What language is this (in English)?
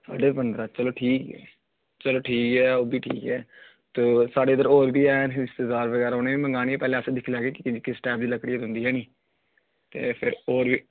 Dogri